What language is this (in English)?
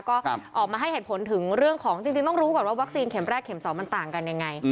Thai